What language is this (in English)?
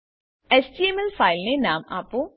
Gujarati